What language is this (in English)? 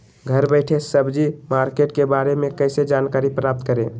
Magahi